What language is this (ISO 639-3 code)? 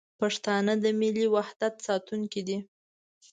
pus